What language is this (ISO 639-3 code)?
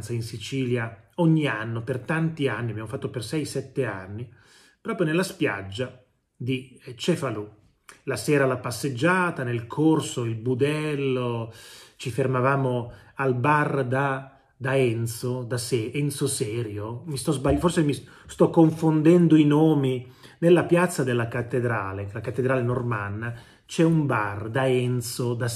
ita